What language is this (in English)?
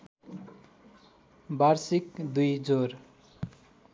Nepali